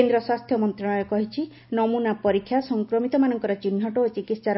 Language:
Odia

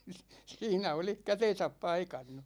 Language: Finnish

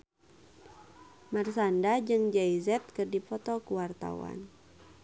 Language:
Sundanese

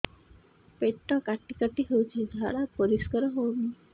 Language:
Odia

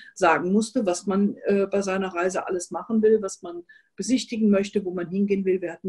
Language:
German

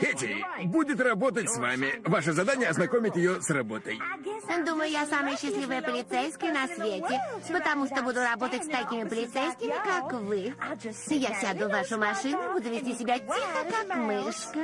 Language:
Russian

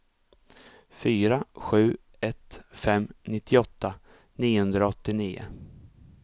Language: Swedish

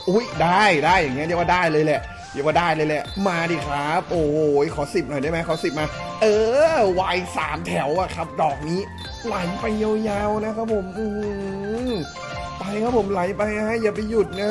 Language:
Thai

